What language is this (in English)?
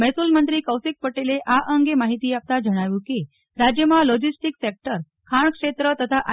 Gujarati